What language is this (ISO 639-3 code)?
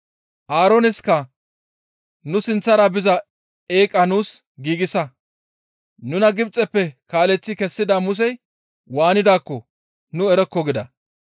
gmv